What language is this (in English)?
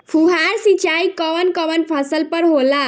Bhojpuri